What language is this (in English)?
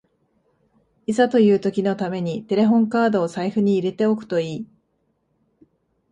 Japanese